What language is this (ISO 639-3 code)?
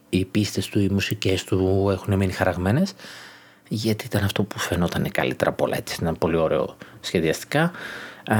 ell